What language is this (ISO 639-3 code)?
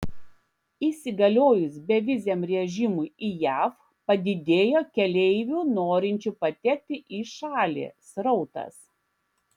lit